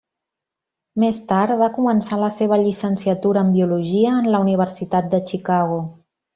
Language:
Catalan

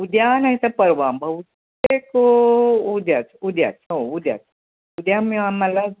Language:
Marathi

